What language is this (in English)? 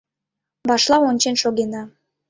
Mari